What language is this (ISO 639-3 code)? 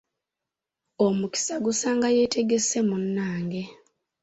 lug